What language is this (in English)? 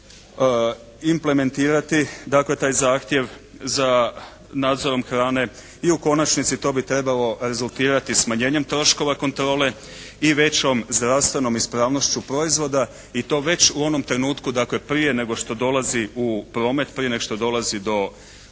Croatian